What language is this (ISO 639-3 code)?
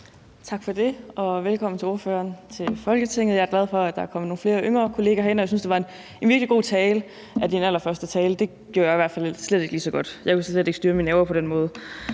dan